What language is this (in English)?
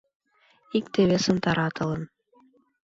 Mari